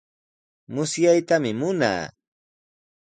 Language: Sihuas Ancash Quechua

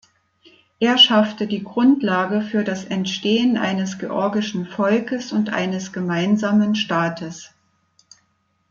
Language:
German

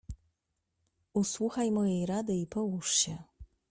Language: Polish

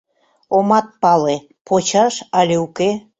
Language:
Mari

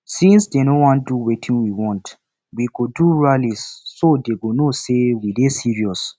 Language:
Nigerian Pidgin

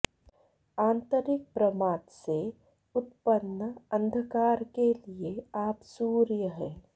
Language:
Sanskrit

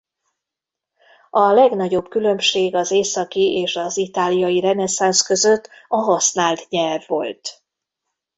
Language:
Hungarian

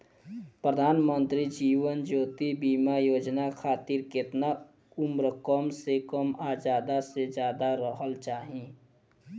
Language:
Bhojpuri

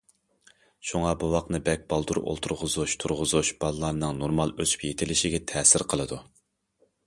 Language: Uyghur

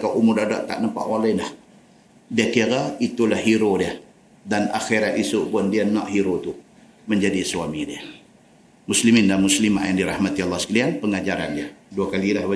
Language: Malay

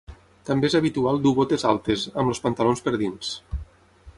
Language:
Catalan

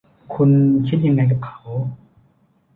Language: Thai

